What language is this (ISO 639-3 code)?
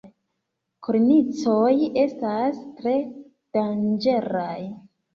epo